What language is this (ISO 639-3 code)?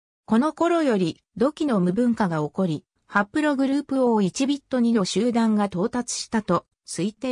jpn